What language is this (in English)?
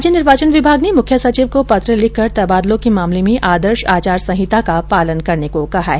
Hindi